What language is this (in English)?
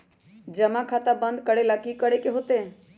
Magahi